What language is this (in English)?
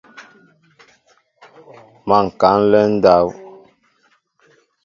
Mbo (Cameroon)